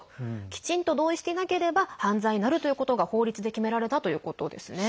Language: Japanese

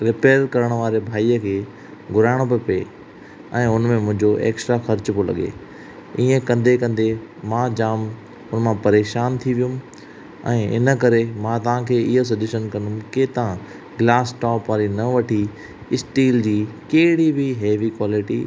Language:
Sindhi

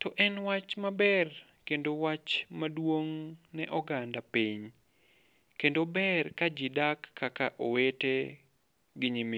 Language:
Luo (Kenya and Tanzania)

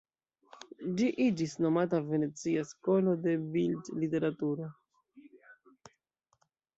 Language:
Esperanto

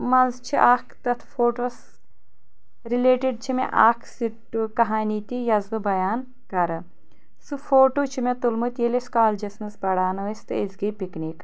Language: Kashmiri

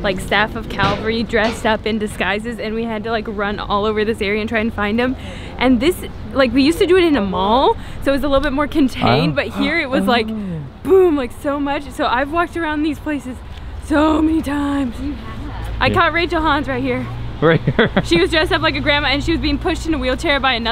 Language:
English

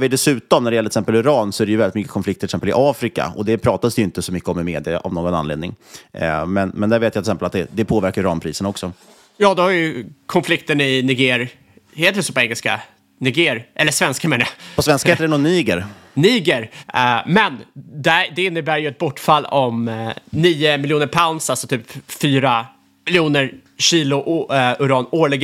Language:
Swedish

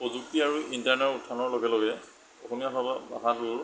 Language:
Assamese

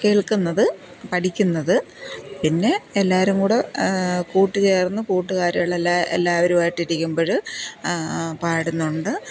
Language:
Malayalam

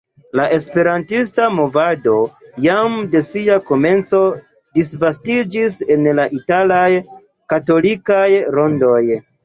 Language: Esperanto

